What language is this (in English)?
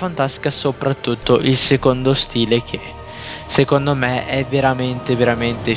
Italian